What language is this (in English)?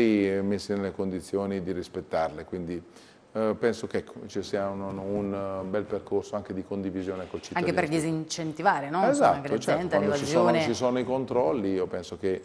Italian